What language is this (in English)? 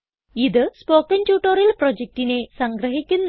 Malayalam